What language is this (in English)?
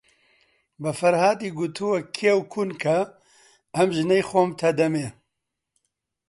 Central Kurdish